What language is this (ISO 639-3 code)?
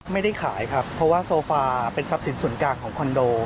tha